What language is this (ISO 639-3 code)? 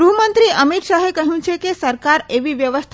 guj